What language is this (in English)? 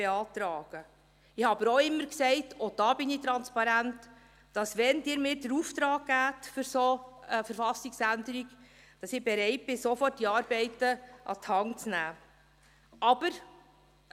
Swiss German